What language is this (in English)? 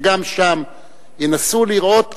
Hebrew